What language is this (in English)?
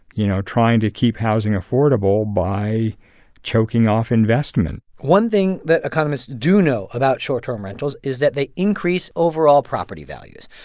English